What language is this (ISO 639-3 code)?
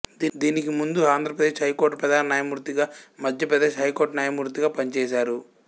tel